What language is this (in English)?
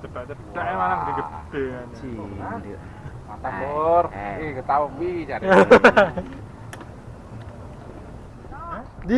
Indonesian